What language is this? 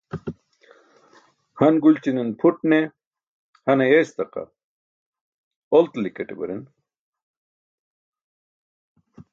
Burushaski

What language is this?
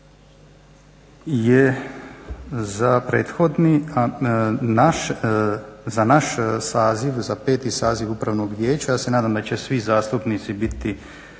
Croatian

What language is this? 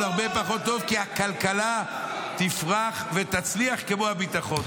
Hebrew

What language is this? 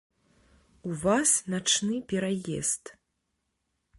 Belarusian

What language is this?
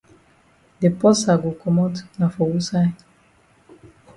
Cameroon Pidgin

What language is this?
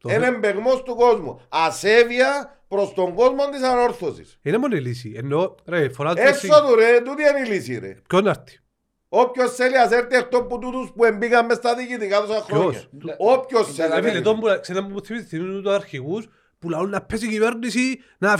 Greek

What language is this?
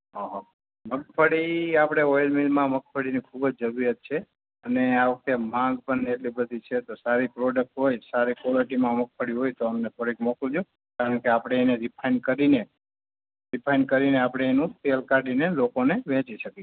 Gujarati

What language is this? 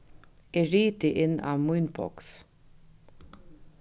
Faroese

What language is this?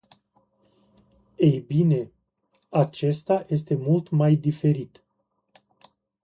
Romanian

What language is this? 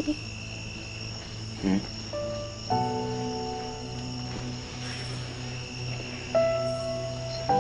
Filipino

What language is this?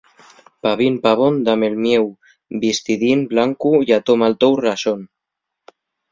Asturian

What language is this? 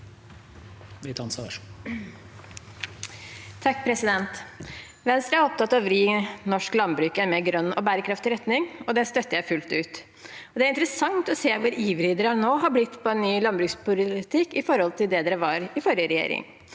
Norwegian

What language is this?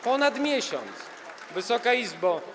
Polish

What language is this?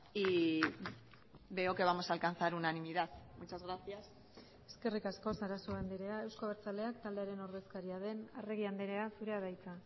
Basque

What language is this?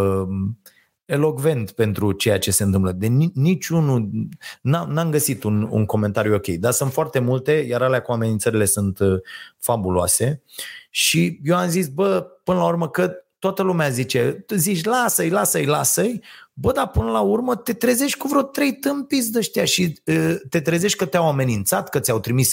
Romanian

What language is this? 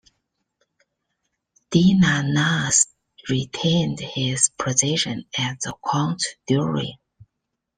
English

